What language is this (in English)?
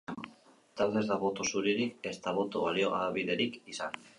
Basque